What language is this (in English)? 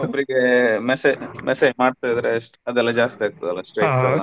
Kannada